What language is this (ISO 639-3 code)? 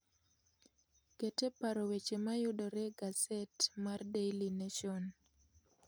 luo